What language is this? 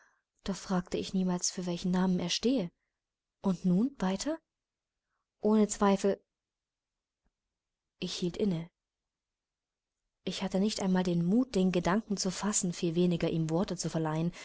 German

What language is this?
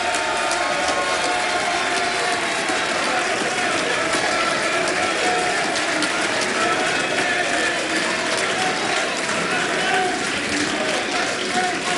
French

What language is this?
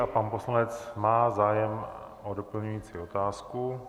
Czech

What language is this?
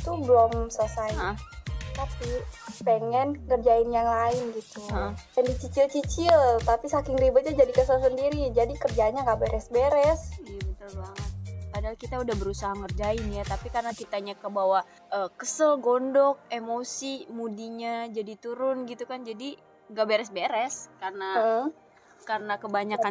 Indonesian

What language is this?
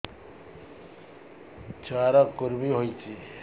Odia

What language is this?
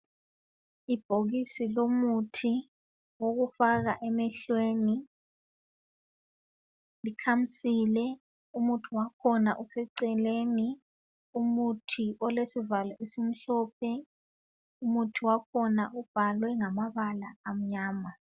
North Ndebele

